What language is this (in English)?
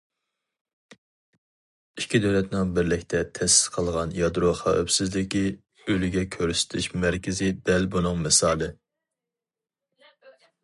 Uyghur